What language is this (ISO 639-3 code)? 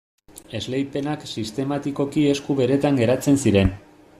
eus